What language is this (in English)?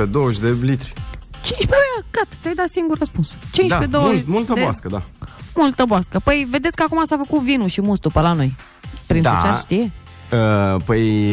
Romanian